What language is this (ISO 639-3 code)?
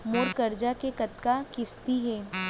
hne